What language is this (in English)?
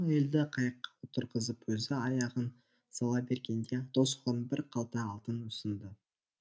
Kazakh